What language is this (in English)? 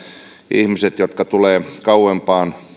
Finnish